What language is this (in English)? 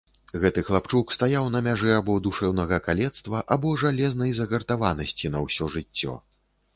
Belarusian